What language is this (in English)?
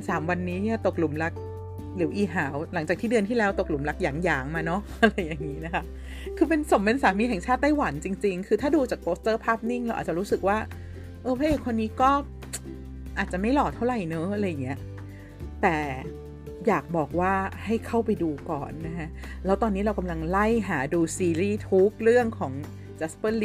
Thai